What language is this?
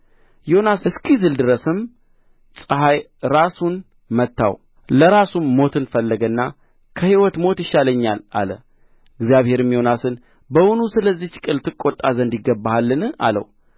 Amharic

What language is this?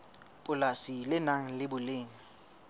Southern Sotho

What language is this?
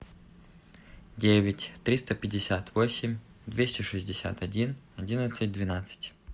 Russian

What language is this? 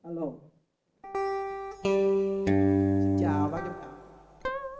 Vietnamese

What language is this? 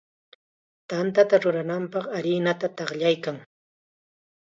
Chiquián Ancash Quechua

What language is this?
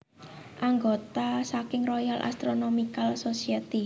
Javanese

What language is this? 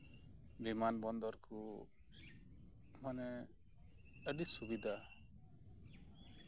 Santali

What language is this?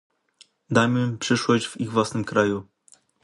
Polish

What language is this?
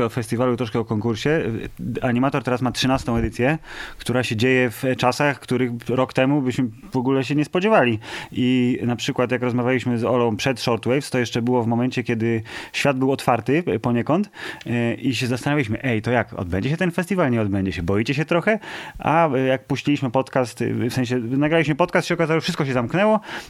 Polish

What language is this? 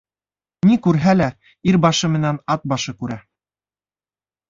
Bashkir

